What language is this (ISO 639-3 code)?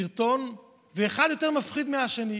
heb